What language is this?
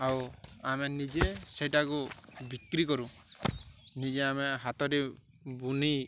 Odia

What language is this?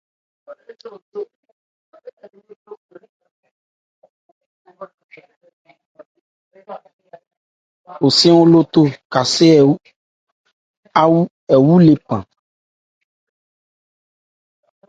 Ebrié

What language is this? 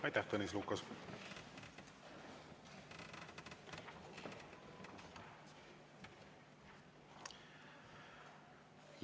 Estonian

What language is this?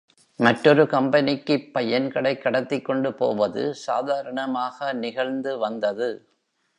Tamil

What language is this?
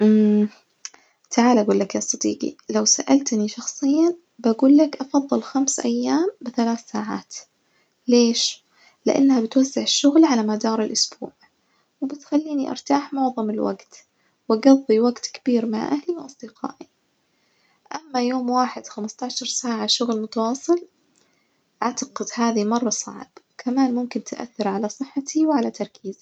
Najdi Arabic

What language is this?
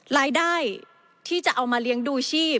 Thai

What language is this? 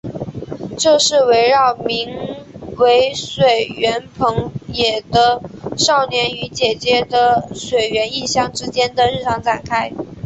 Chinese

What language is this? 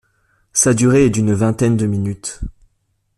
French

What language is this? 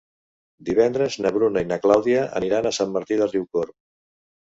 Catalan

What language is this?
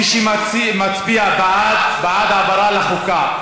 Hebrew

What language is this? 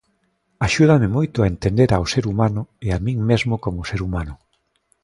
Galician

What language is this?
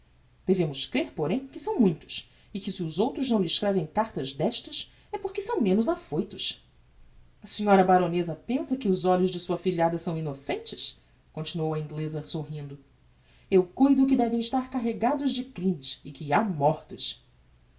Portuguese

